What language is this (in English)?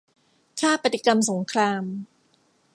Thai